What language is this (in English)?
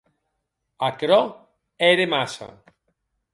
Occitan